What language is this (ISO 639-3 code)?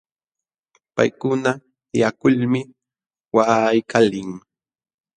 qxw